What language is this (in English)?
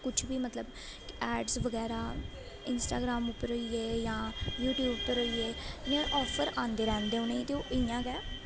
Dogri